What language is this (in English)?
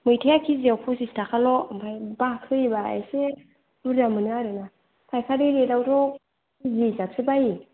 Bodo